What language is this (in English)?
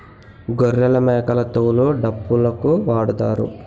Telugu